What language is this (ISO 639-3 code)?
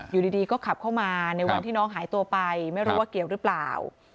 tha